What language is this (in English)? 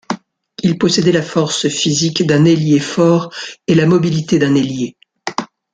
French